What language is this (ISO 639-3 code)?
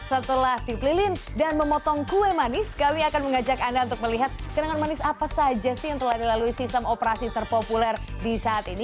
ind